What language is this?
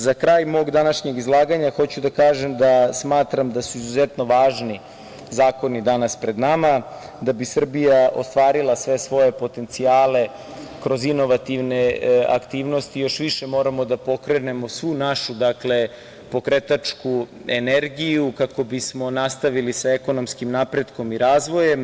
Serbian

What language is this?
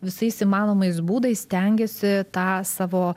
Lithuanian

